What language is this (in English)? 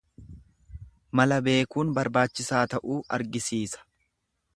Oromo